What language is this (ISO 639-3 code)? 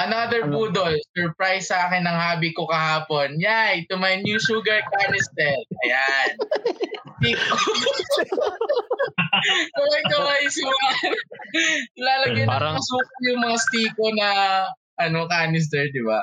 fil